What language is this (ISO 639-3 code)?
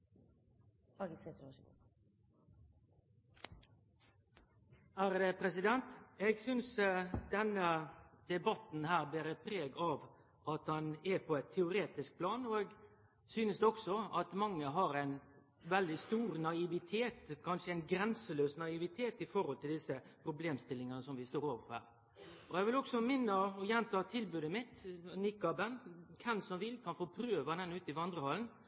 nno